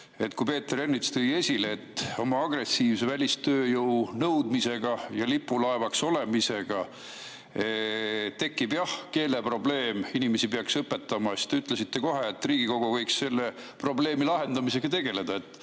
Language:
Estonian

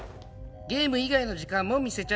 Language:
Japanese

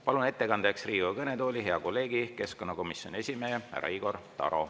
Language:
Estonian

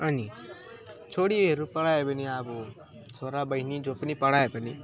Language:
Nepali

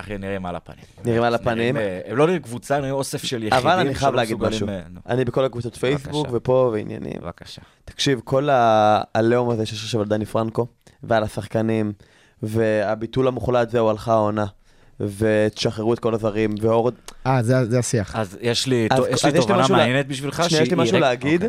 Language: Hebrew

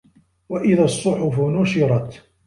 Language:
Arabic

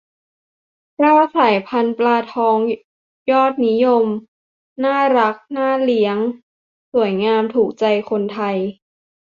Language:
Thai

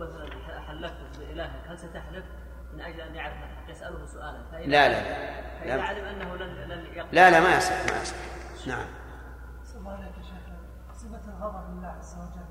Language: Arabic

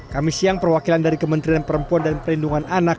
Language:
Indonesian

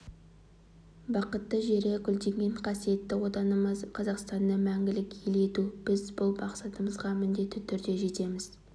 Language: Kazakh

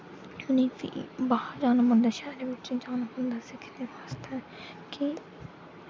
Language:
Dogri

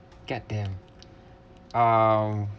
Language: English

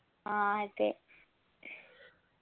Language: Malayalam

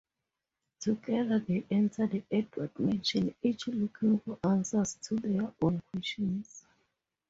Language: English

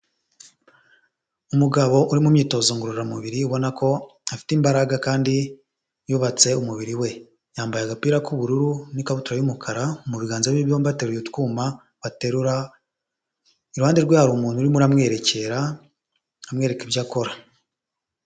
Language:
Kinyarwanda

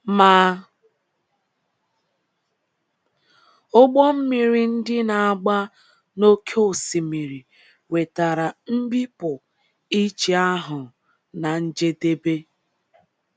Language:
Igbo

